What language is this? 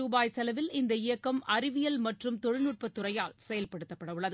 Tamil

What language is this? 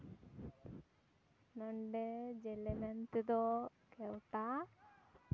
Santali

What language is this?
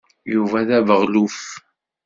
Kabyle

